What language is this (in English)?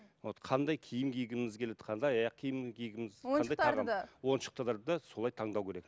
Kazakh